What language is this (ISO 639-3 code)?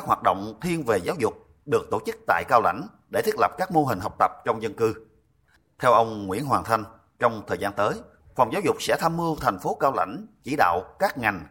vie